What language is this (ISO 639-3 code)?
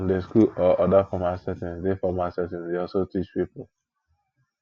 pcm